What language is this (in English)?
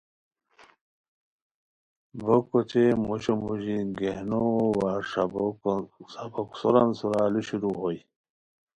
Khowar